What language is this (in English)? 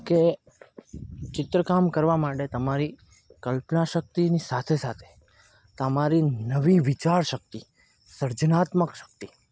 Gujarati